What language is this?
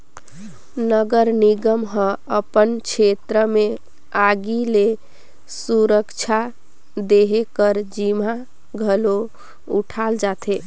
Chhattisgarhi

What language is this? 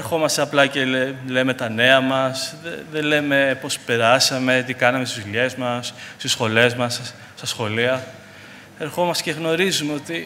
Greek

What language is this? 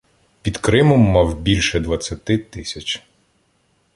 Ukrainian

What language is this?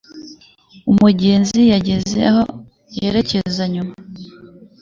Kinyarwanda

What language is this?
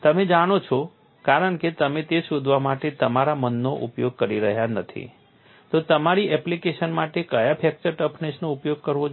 Gujarati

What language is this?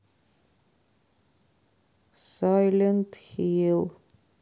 Russian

